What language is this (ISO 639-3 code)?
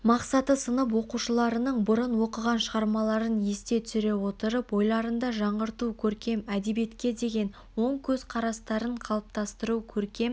kaz